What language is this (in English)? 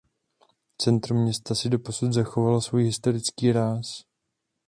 Czech